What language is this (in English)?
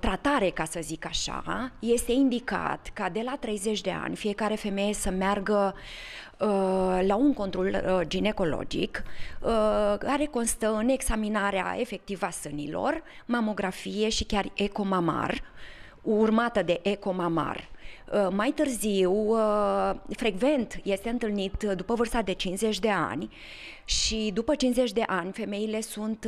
Romanian